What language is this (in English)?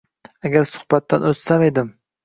Uzbek